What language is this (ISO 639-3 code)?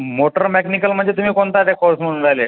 mar